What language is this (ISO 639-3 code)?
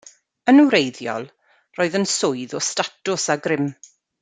cym